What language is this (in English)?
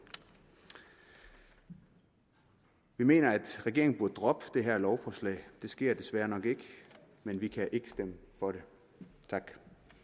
Danish